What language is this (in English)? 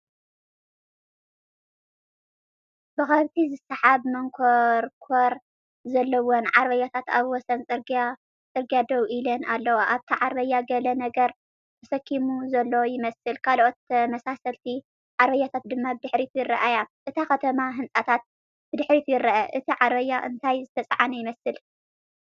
Tigrinya